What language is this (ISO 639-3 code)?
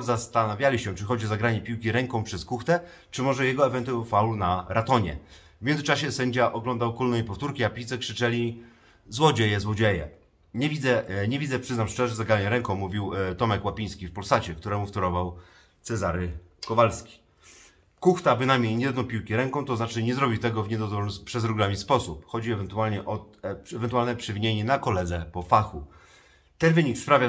pol